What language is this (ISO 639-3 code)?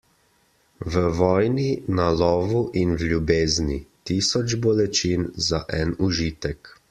slv